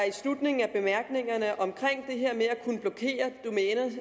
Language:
Danish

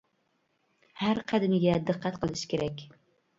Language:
Uyghur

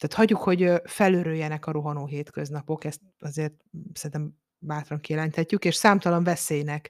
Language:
Hungarian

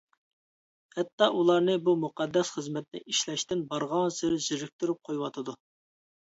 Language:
Uyghur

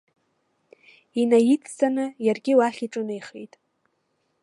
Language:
Abkhazian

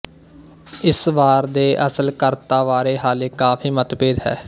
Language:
Punjabi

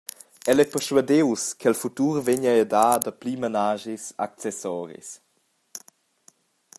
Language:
Romansh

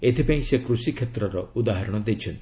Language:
Odia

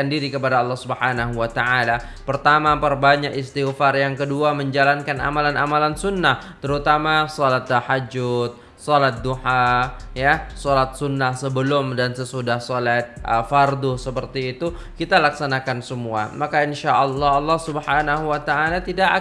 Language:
Indonesian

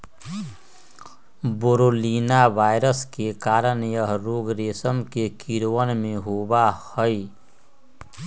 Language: Magahi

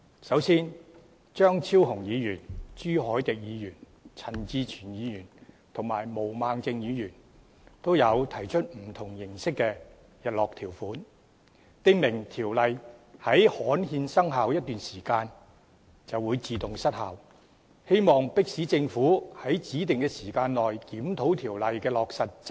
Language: Cantonese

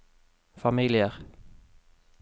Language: Norwegian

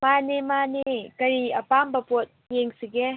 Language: Manipuri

